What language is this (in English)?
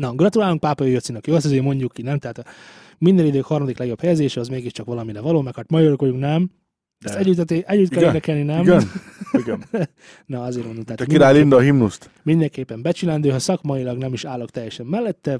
Hungarian